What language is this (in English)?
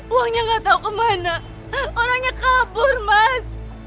Indonesian